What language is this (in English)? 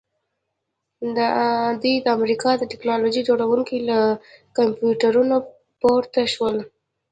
Pashto